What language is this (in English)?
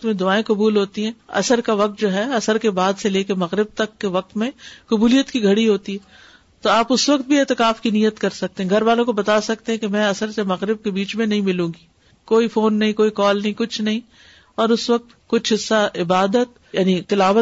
Urdu